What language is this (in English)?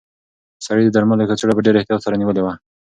Pashto